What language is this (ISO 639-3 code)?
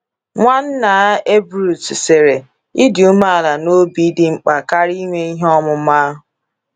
ibo